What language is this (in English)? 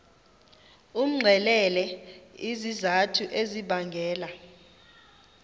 Xhosa